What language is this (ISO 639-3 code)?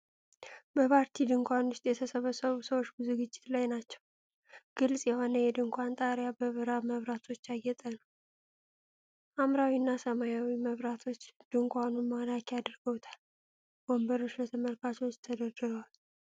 amh